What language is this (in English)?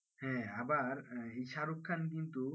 Bangla